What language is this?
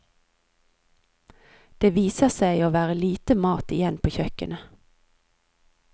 Norwegian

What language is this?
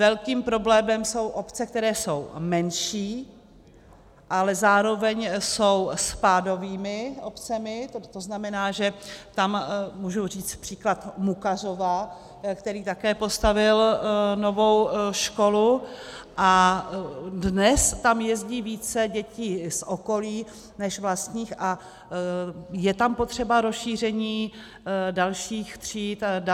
Czech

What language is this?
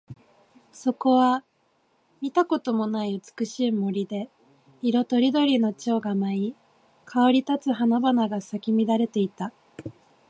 Japanese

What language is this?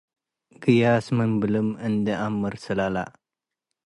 Tigre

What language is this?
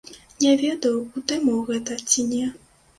Belarusian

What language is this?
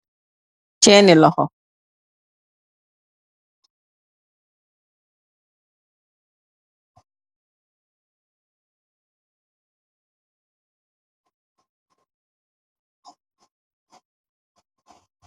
Wolof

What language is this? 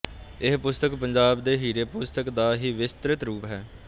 Punjabi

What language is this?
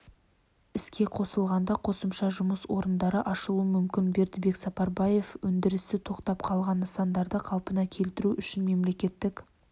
Kazakh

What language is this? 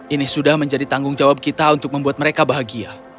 Indonesian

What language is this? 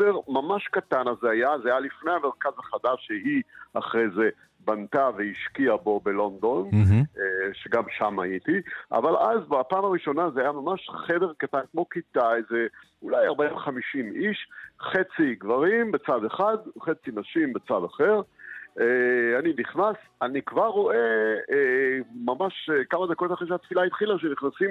Hebrew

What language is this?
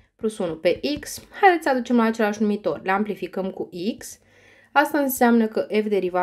Romanian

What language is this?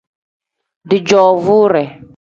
Tem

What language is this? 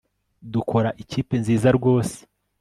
Kinyarwanda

